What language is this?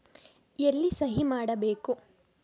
Kannada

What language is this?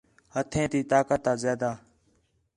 Khetrani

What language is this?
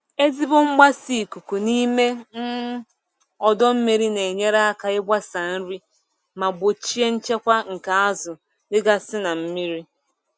Igbo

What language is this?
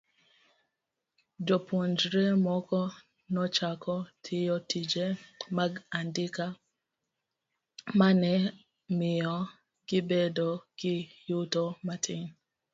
Luo (Kenya and Tanzania)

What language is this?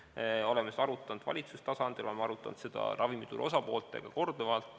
Estonian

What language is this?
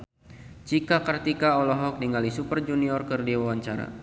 Sundanese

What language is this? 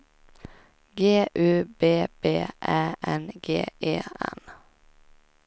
Swedish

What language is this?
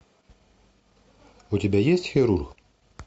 Russian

